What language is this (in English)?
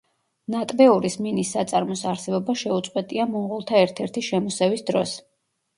Georgian